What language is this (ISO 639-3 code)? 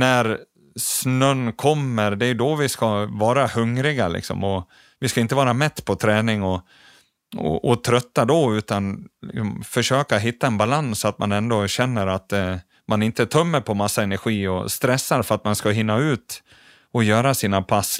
swe